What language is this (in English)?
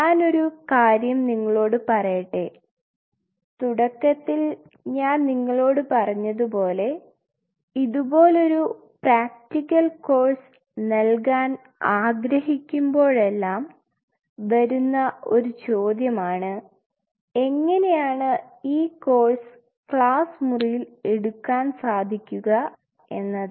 Malayalam